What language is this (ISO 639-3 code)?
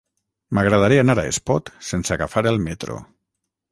cat